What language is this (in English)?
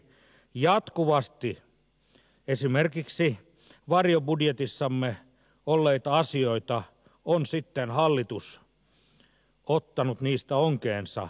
Finnish